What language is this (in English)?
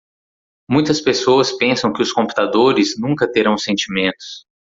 Portuguese